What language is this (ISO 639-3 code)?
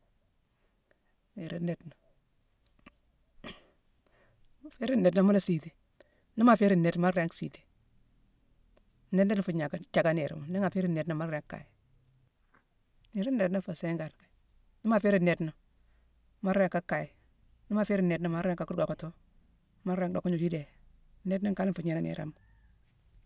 msw